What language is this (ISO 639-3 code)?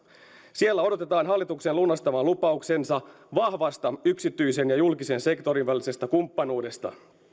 fin